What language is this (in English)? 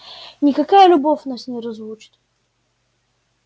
Russian